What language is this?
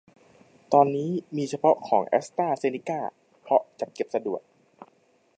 Thai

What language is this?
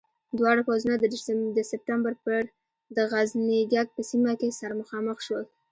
Pashto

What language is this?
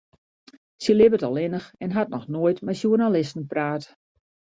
Western Frisian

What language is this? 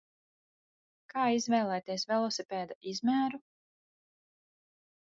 Latvian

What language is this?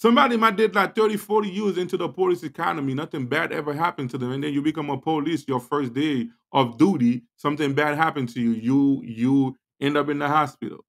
English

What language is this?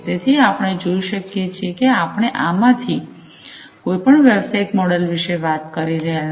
Gujarati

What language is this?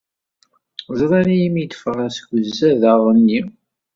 Kabyle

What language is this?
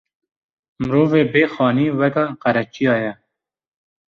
Kurdish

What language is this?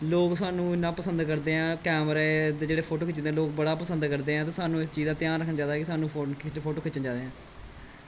Dogri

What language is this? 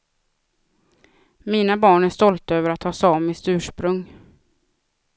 Swedish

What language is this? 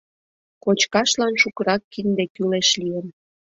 Mari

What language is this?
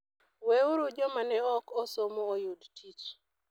Luo (Kenya and Tanzania)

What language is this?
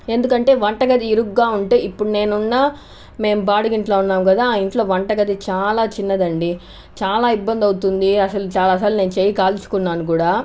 Telugu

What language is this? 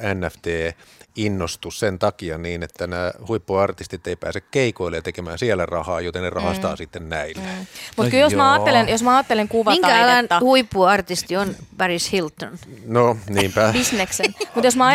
Finnish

